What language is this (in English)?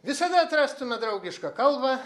Lithuanian